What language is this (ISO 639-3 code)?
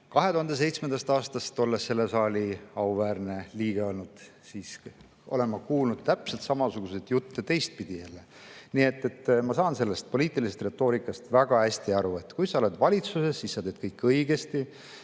est